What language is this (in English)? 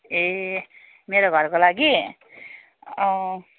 Nepali